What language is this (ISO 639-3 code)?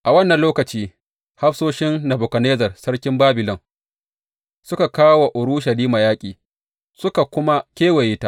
hau